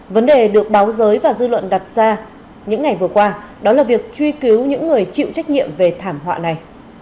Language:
Vietnamese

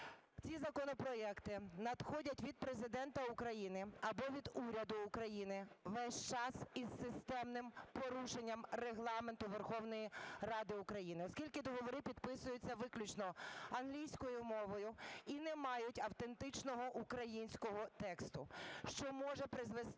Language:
Ukrainian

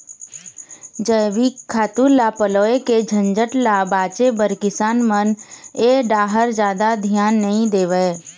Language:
Chhattisgarhi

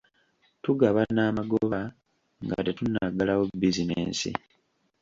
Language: Ganda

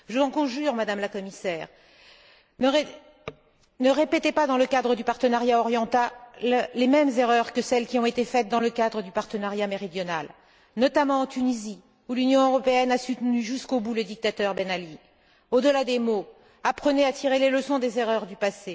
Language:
French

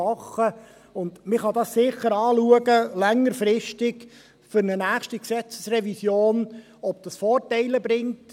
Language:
Swiss German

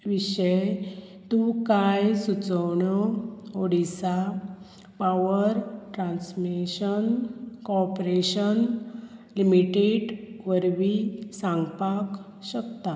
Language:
Konkani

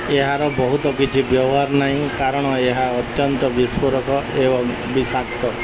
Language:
Odia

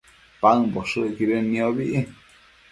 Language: Matsés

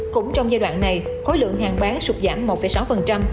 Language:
Vietnamese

